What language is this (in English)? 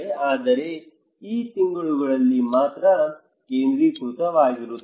Kannada